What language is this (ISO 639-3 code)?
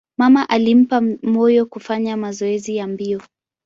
swa